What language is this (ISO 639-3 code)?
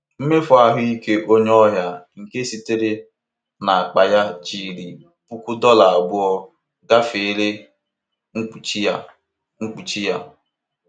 ibo